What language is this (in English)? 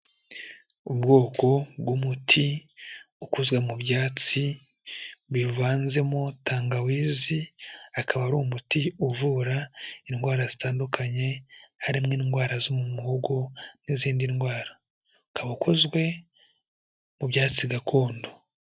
Kinyarwanda